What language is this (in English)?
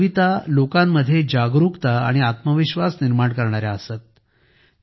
Marathi